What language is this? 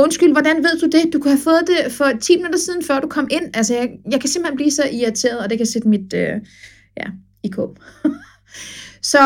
Danish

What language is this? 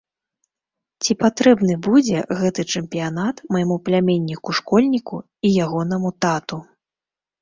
Belarusian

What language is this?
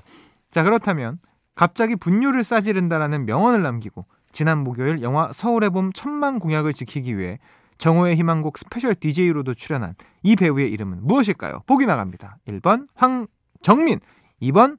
Korean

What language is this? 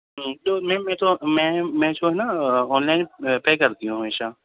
Urdu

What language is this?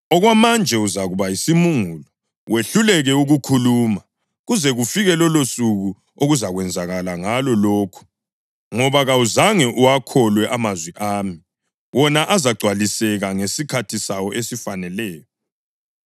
North Ndebele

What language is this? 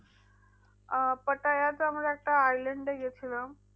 Bangla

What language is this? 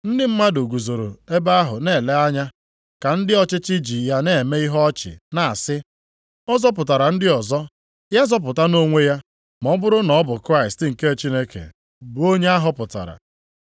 Igbo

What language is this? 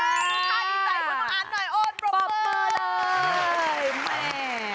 Thai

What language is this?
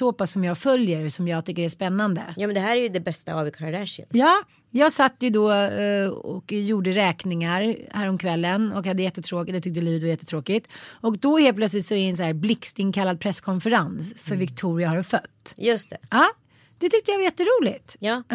Swedish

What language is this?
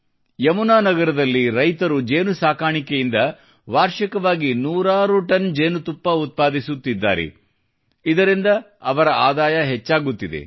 Kannada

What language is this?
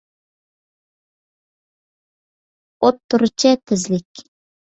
Uyghur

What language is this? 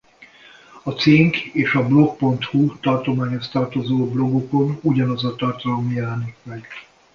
Hungarian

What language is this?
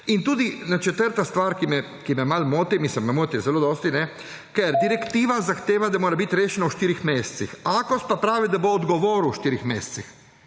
Slovenian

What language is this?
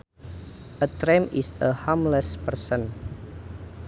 Sundanese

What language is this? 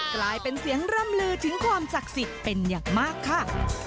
Thai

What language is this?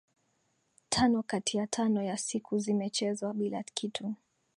Swahili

